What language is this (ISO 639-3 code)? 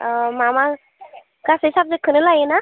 brx